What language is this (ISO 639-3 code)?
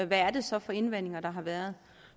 dan